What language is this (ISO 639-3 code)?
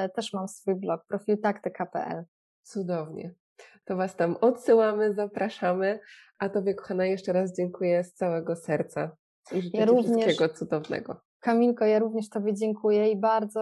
pol